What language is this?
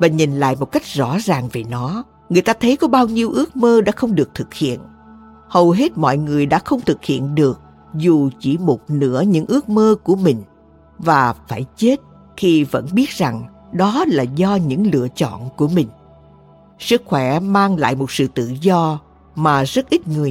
Vietnamese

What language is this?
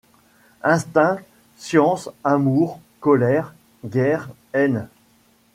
French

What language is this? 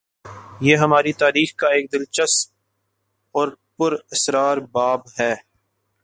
Urdu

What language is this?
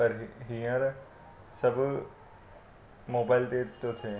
Sindhi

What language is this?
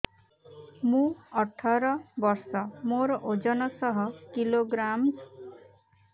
Odia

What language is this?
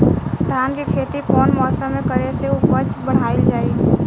Bhojpuri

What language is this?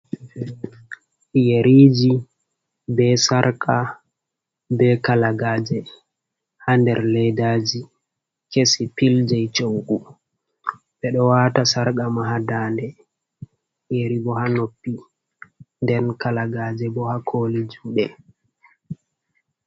Fula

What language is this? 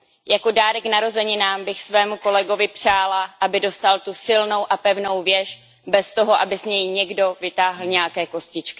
Czech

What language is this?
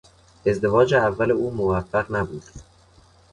Persian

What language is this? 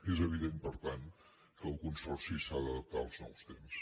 Catalan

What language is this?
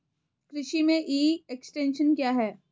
Hindi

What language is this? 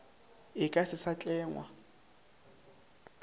Northern Sotho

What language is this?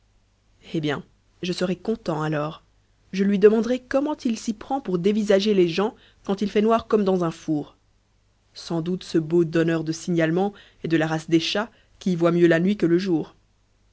French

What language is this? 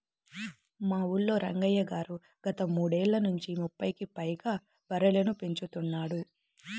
Telugu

